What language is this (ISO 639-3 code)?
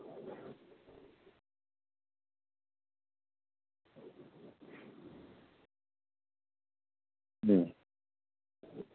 sat